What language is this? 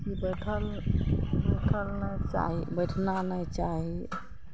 Maithili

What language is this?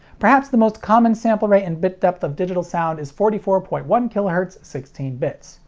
English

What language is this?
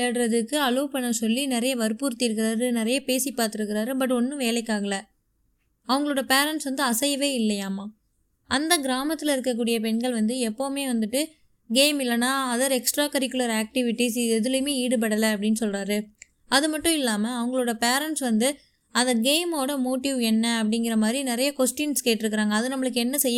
Tamil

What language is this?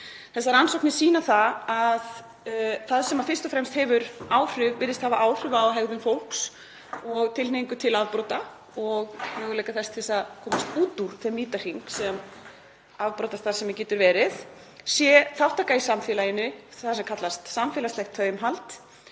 Icelandic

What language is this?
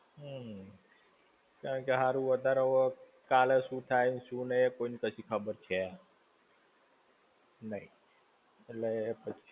Gujarati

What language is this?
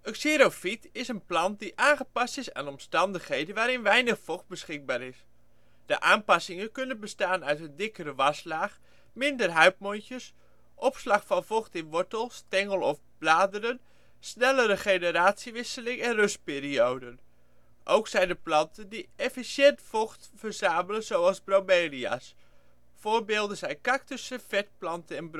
Dutch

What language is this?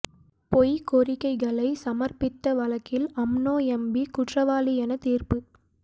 Tamil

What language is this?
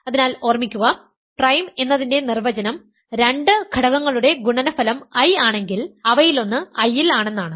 Malayalam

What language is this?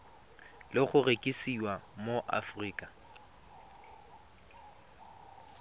Tswana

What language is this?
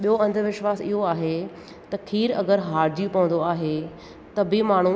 Sindhi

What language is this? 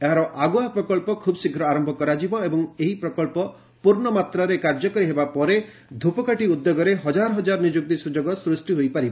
Odia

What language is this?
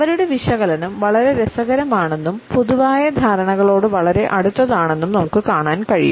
Malayalam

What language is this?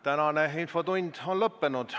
Estonian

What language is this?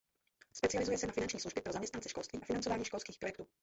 Czech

